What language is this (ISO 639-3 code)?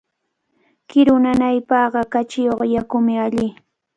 qvl